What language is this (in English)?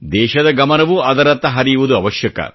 Kannada